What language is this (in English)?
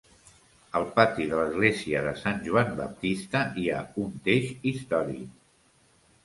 Catalan